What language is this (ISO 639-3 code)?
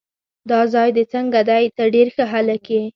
pus